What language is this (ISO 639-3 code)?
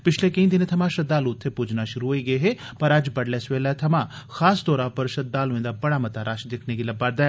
doi